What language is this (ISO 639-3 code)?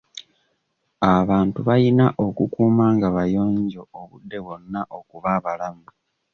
lug